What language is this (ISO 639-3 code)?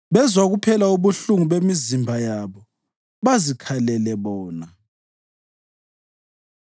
nde